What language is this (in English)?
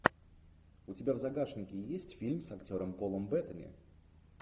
Russian